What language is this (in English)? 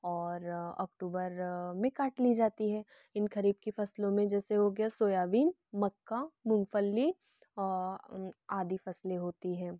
Hindi